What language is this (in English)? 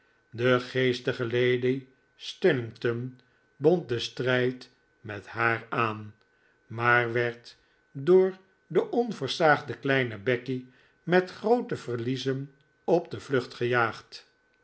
Dutch